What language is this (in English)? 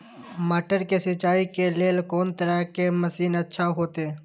Maithili